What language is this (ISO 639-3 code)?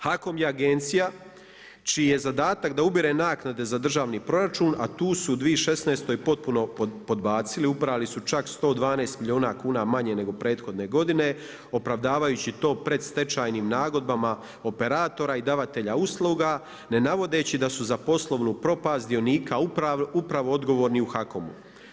hrv